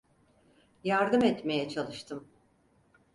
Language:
Turkish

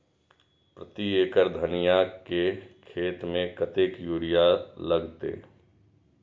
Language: Maithili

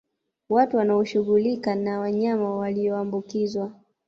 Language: Swahili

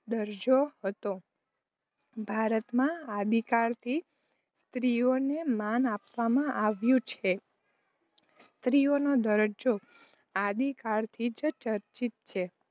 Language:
Gujarati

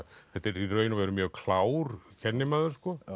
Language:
Icelandic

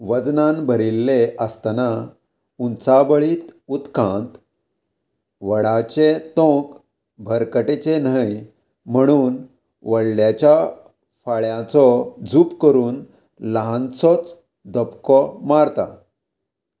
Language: Konkani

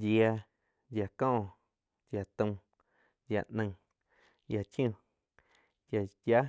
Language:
Quiotepec Chinantec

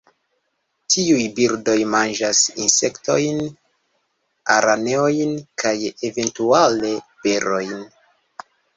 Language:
Esperanto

